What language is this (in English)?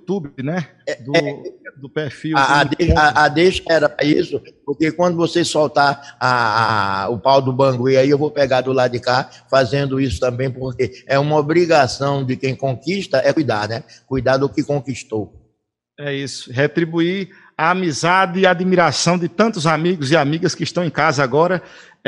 Portuguese